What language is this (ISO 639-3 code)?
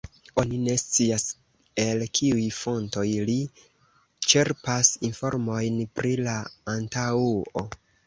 epo